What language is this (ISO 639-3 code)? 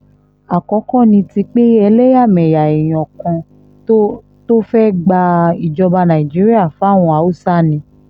yor